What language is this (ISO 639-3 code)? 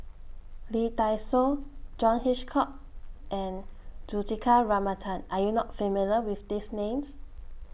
eng